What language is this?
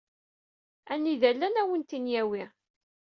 Kabyle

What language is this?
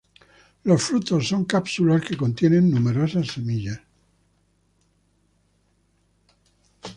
Spanish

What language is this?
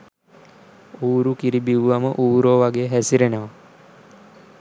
Sinhala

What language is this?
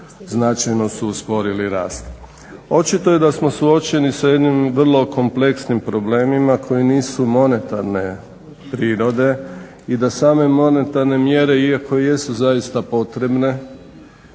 Croatian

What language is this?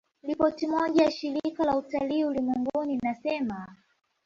Swahili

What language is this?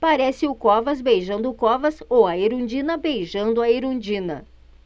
Portuguese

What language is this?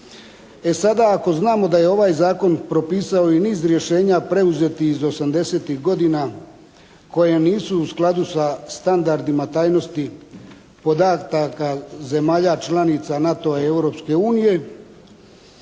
Croatian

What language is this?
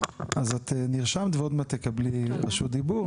Hebrew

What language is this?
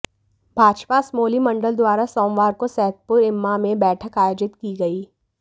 Hindi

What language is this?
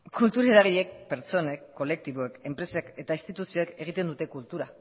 Basque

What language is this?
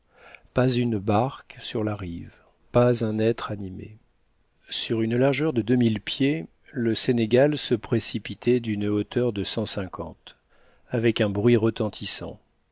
French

